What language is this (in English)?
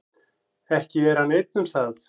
Icelandic